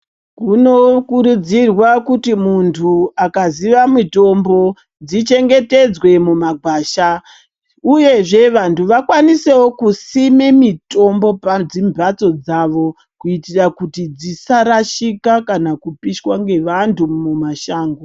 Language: Ndau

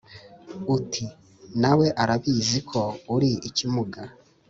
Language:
Kinyarwanda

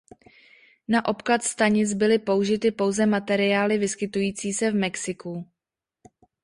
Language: Czech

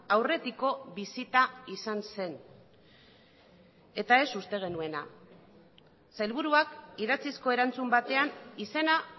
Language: Basque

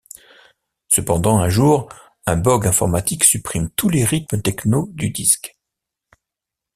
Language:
French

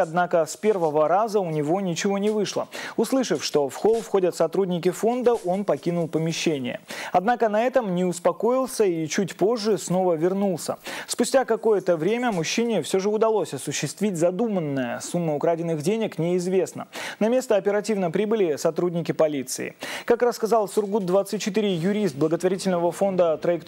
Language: Russian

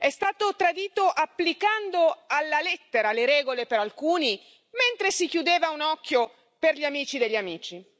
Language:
Italian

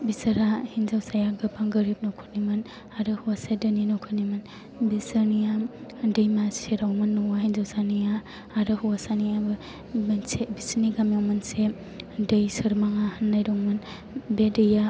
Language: Bodo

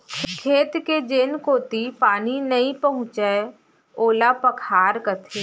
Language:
Chhattisgarhi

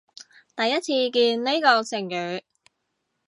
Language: Cantonese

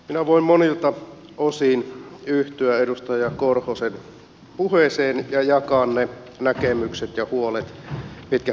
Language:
Finnish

